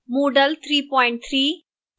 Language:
Hindi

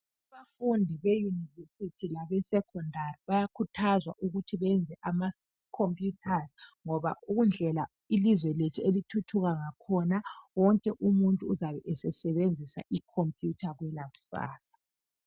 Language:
North Ndebele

